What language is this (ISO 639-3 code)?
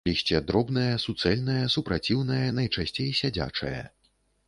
bel